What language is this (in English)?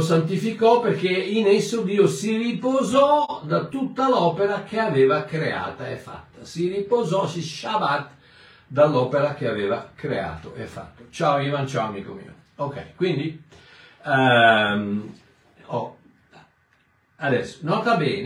Italian